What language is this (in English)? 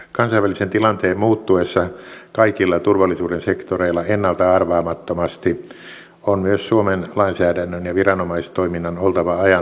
Finnish